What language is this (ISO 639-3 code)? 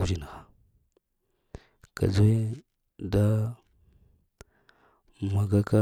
hia